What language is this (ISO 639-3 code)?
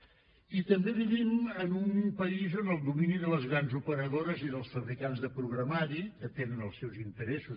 cat